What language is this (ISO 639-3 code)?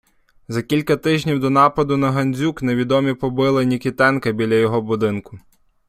ukr